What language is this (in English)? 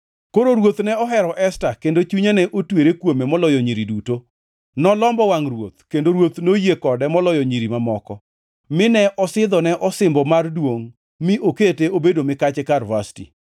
Luo (Kenya and Tanzania)